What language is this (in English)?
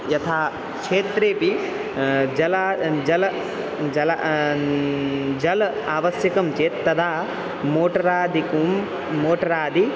Sanskrit